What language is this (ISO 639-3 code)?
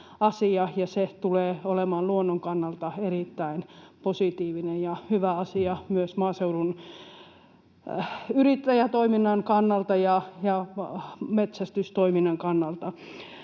fin